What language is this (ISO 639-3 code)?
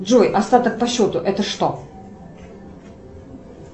rus